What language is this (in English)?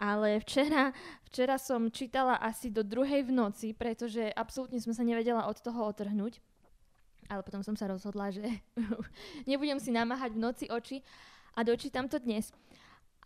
Slovak